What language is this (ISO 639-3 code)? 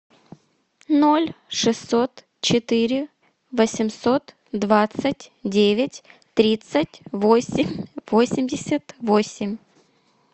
rus